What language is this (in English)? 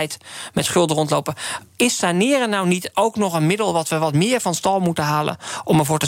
Dutch